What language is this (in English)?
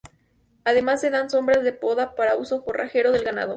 Spanish